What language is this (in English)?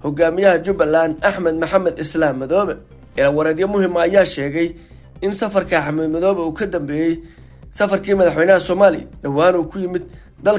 Arabic